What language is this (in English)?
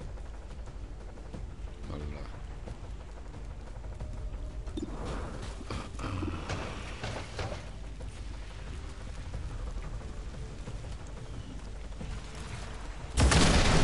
Italian